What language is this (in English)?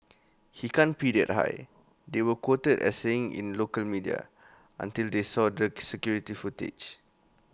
English